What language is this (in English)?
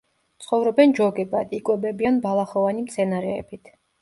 Georgian